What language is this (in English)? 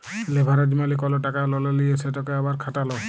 Bangla